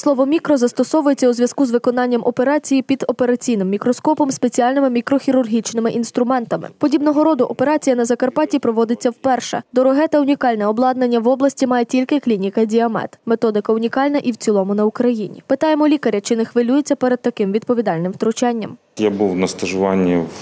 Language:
Ukrainian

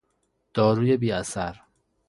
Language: Persian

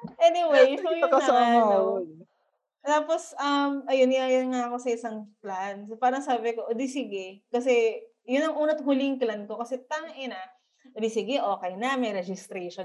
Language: Filipino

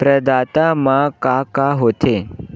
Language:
Chhattisgarhi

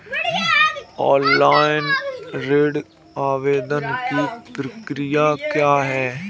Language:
Hindi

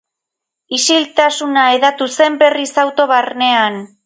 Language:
Basque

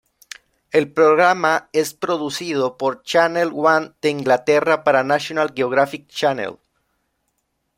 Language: Spanish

